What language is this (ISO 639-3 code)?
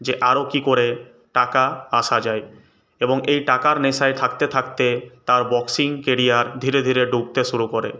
ben